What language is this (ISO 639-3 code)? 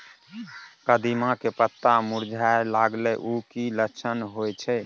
mai